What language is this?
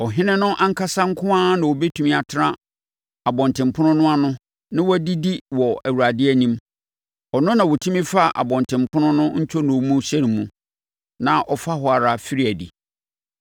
Akan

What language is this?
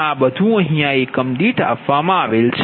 Gujarati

